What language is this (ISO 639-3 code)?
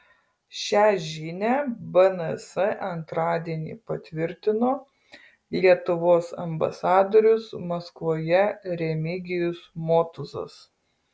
lit